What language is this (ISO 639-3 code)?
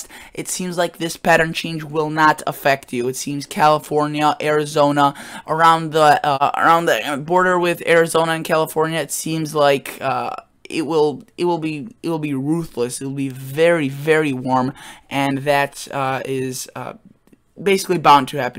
eng